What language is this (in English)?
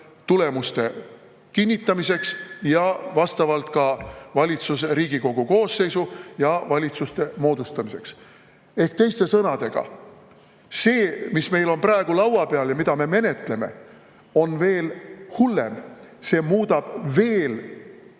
Estonian